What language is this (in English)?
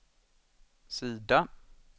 Swedish